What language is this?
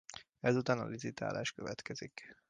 Hungarian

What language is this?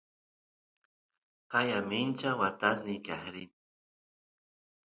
Santiago del Estero Quichua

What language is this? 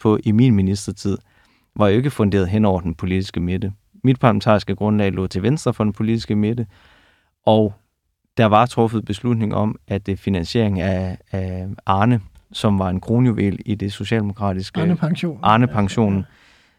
Danish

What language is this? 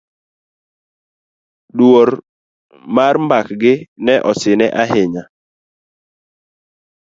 Luo (Kenya and Tanzania)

